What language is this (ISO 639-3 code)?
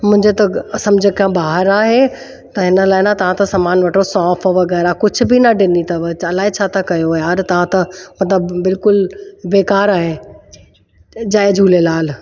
snd